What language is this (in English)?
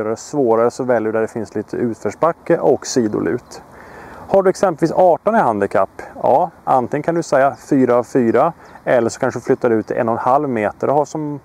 Swedish